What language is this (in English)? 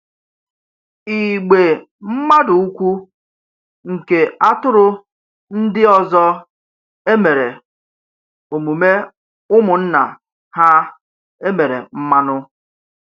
Igbo